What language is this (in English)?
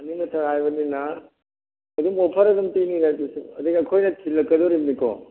Manipuri